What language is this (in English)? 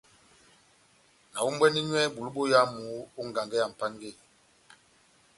Batanga